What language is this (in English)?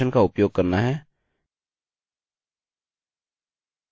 Hindi